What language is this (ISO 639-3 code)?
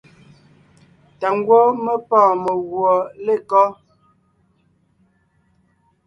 nnh